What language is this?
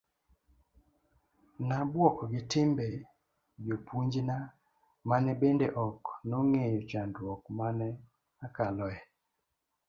Luo (Kenya and Tanzania)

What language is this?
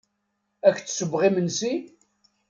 Kabyle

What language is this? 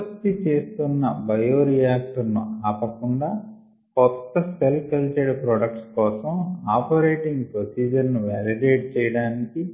Telugu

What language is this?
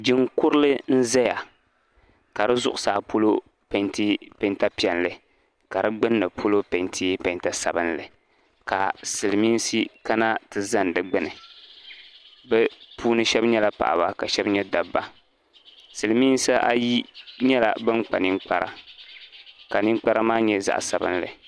Dagbani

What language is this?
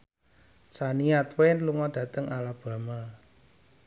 Javanese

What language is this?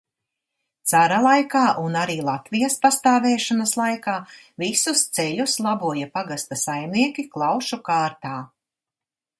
Latvian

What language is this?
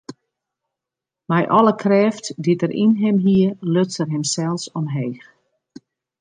Western Frisian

